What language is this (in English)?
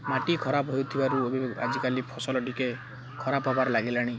Odia